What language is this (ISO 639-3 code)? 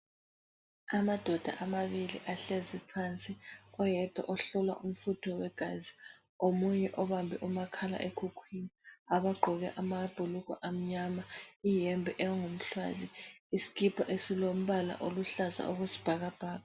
nde